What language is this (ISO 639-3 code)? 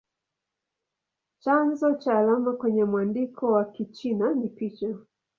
swa